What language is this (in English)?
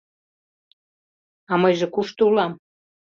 Mari